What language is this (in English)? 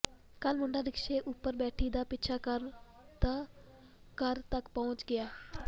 Punjabi